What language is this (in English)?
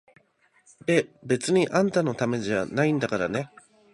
Japanese